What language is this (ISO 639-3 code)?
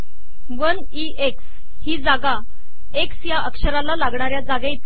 mar